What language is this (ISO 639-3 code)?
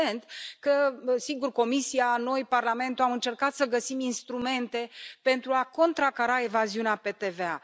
ron